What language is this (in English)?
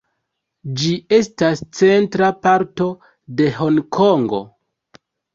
Esperanto